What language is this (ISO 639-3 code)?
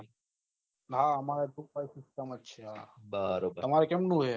guj